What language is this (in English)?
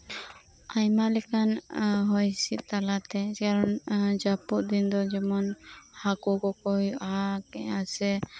Santali